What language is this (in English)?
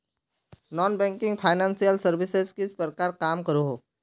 Magahi